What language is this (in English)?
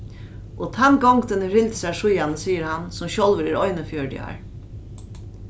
Faroese